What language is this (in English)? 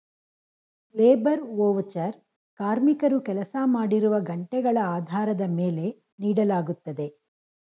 Kannada